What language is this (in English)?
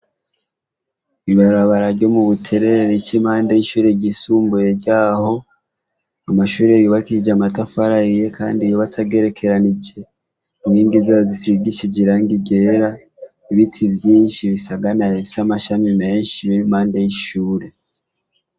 Rundi